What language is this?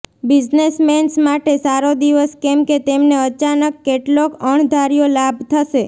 Gujarati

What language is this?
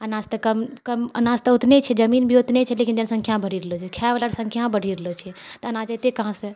Maithili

